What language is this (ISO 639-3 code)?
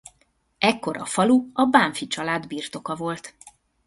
hun